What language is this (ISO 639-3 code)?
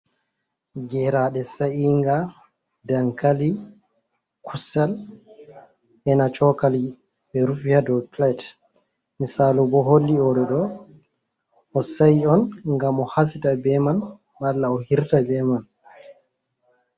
ful